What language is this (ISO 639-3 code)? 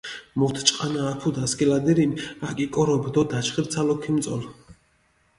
xmf